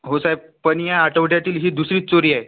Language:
Marathi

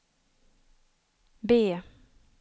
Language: Swedish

